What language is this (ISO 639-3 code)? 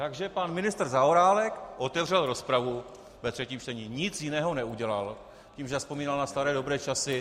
ces